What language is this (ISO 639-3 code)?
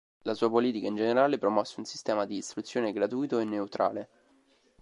ita